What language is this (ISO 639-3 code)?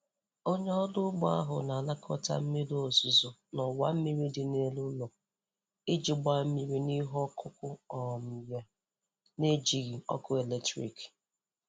ibo